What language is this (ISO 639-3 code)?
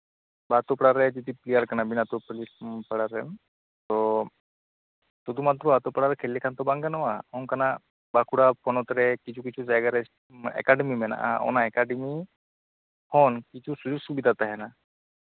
sat